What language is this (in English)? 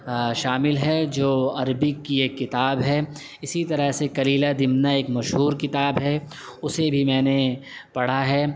Urdu